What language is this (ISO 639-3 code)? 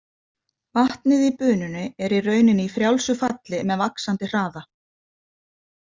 isl